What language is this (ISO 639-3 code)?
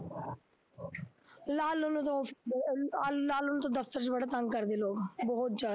pan